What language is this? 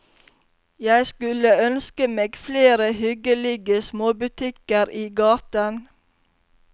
Norwegian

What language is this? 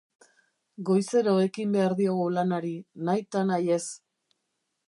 Basque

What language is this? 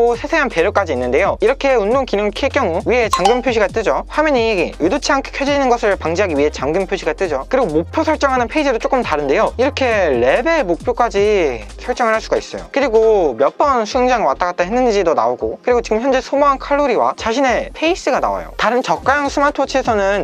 Korean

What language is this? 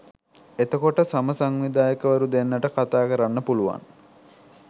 Sinhala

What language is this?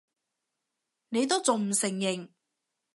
Cantonese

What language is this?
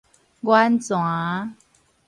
Min Nan Chinese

